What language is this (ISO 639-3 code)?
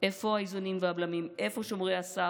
heb